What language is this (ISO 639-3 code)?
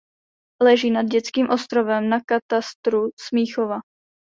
ces